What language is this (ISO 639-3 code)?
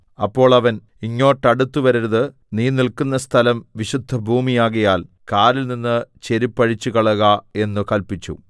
mal